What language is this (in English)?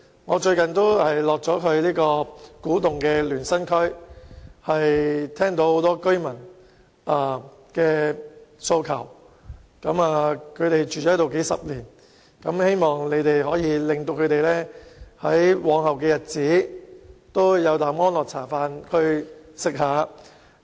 Cantonese